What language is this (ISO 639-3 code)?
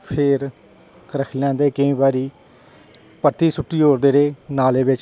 doi